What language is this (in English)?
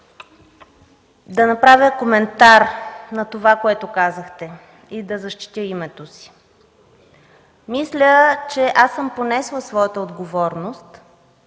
Bulgarian